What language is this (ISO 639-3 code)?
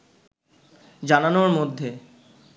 ben